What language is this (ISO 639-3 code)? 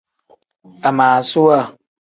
kdh